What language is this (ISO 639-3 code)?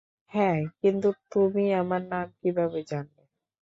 ben